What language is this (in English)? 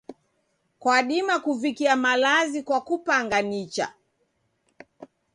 Taita